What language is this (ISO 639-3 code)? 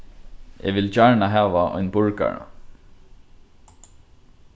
fao